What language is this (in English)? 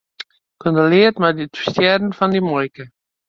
Western Frisian